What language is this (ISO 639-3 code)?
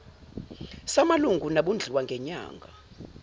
zul